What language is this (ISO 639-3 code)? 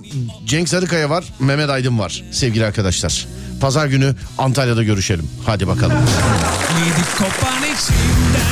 tur